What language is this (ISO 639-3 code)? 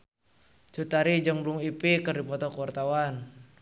sun